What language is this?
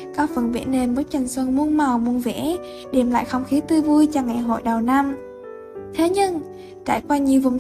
Vietnamese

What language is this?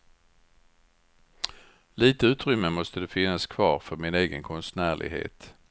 Swedish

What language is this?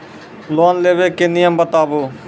Maithili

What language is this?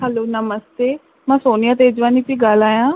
Sindhi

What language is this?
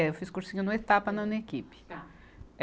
Portuguese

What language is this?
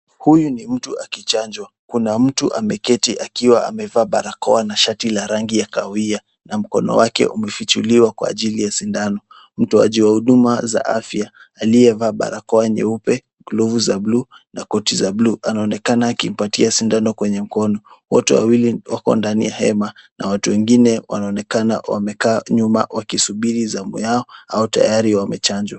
Swahili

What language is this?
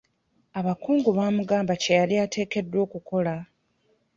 Ganda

